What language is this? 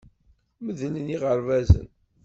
Kabyle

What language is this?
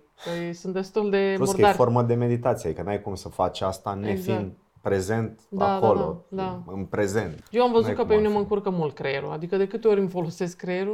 Romanian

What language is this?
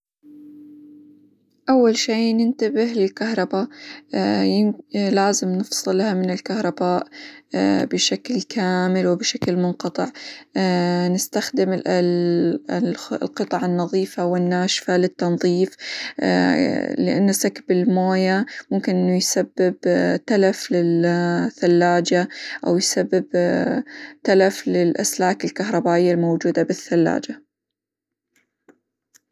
Hijazi Arabic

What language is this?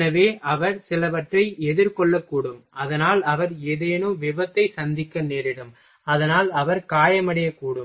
Tamil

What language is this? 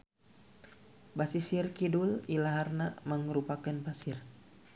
Sundanese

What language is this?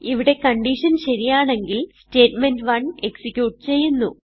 Malayalam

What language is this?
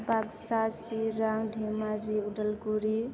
Bodo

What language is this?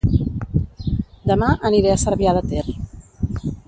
Catalan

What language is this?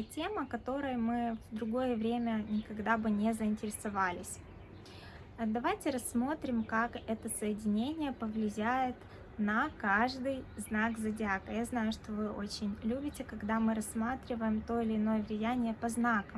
Russian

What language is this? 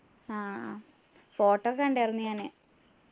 Malayalam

